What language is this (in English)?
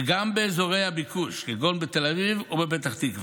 Hebrew